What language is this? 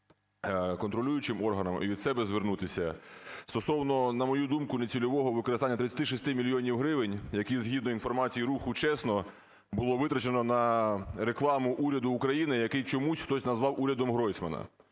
Ukrainian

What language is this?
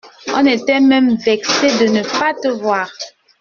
French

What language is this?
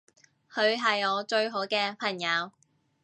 Cantonese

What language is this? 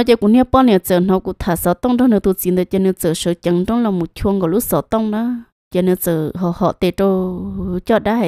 Vietnamese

